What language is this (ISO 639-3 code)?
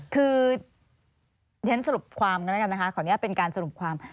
tha